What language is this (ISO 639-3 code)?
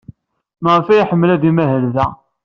kab